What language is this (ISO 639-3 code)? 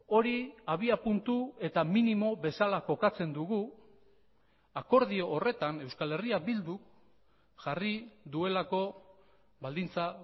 eus